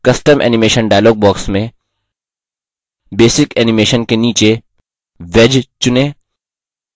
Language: Hindi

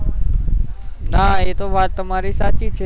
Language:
Gujarati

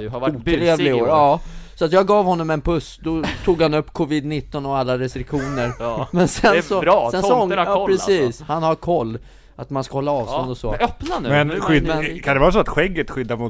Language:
Swedish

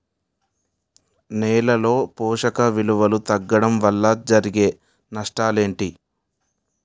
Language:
Telugu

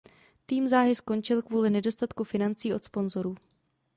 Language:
Czech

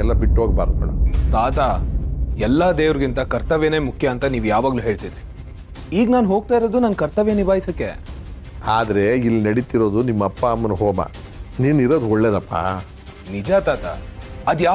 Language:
Kannada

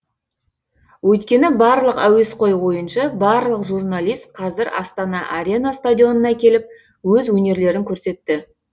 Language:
Kazakh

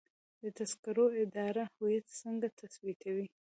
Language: Pashto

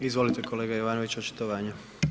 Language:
Croatian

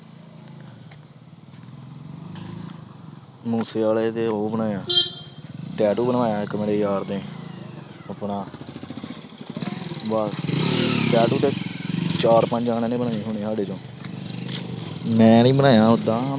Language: Punjabi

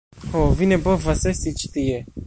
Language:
Esperanto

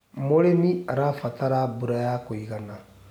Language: Kikuyu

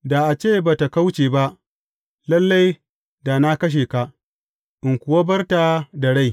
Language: Hausa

